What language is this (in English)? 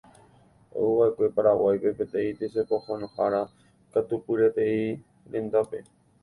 Guarani